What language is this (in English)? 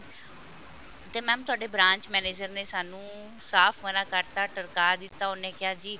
Punjabi